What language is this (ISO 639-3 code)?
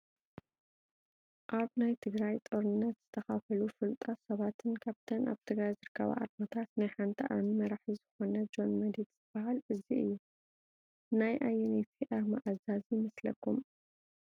tir